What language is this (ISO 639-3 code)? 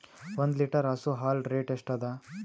kan